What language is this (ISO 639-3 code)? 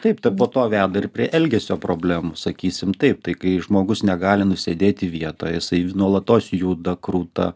lit